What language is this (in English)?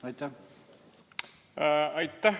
Estonian